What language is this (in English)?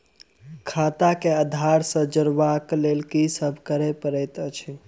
Maithili